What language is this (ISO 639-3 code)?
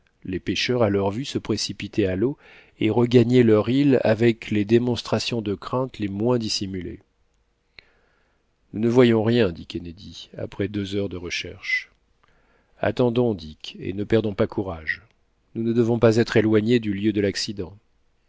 fra